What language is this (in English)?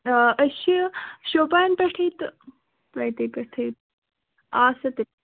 Kashmiri